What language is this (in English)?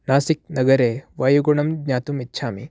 Sanskrit